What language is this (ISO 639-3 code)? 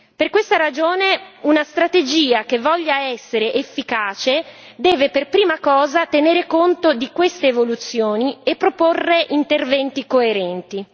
ita